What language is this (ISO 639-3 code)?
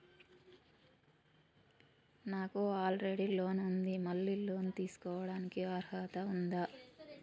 tel